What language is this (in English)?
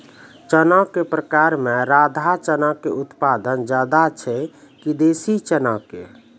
Maithili